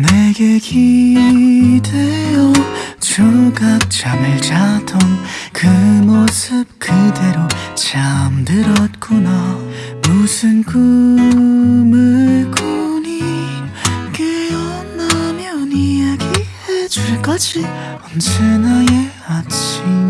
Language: Korean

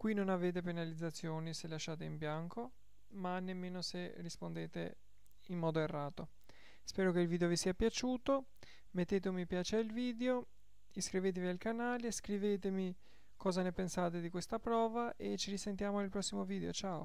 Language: Italian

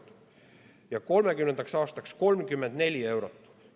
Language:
Estonian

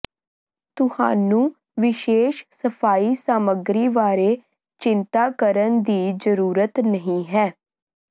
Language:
Punjabi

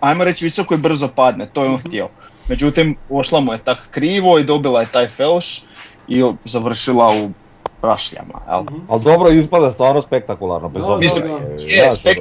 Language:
Croatian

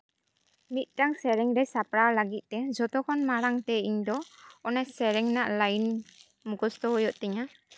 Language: Santali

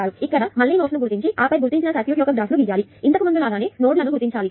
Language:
Telugu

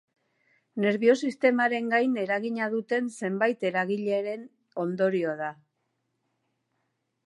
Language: Basque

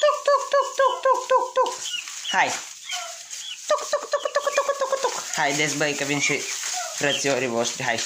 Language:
Romanian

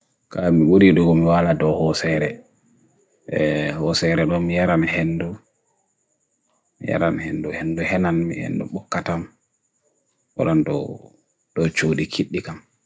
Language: Bagirmi Fulfulde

